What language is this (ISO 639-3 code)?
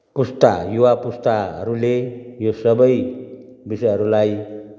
nep